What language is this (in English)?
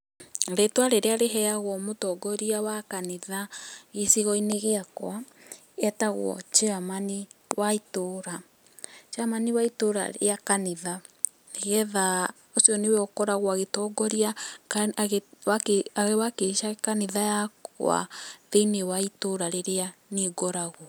Kikuyu